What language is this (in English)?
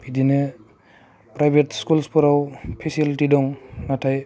Bodo